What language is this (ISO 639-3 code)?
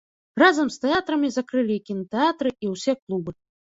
bel